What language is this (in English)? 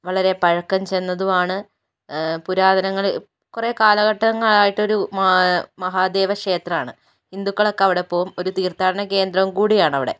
Malayalam